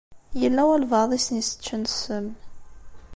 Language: Kabyle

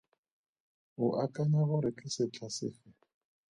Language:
Tswana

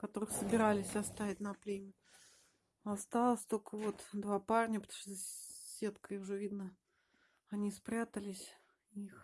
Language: Russian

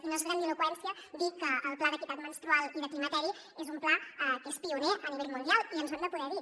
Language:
Catalan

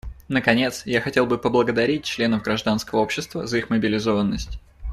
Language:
Russian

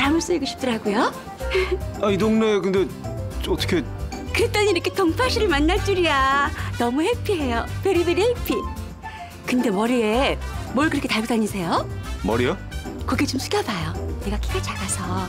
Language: Korean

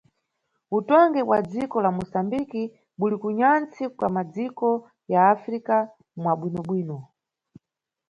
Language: Nyungwe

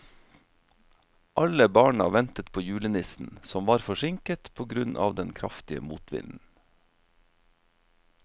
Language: Norwegian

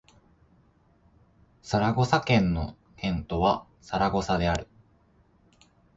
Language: Japanese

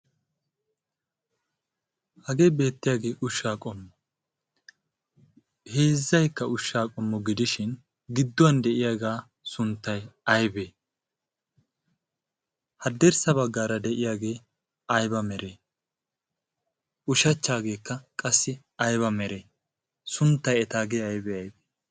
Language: Wolaytta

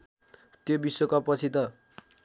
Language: Nepali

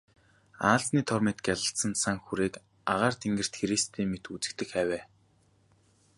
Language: Mongolian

